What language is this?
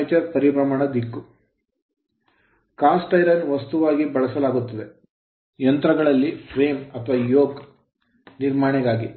Kannada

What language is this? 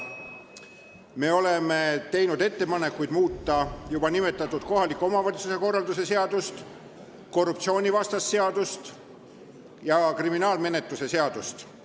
Estonian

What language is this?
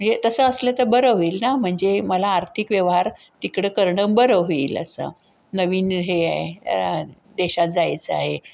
Marathi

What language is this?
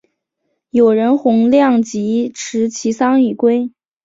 Chinese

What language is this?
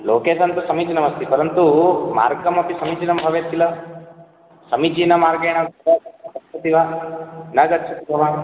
Sanskrit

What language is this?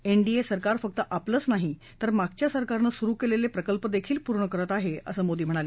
Marathi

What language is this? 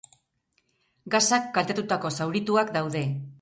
Basque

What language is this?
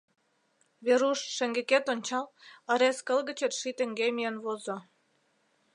Mari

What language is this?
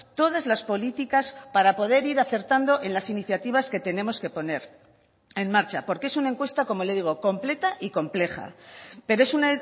Spanish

